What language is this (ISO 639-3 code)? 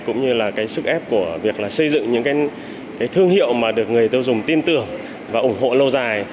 vie